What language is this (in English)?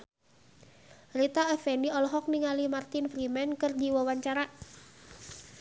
Sundanese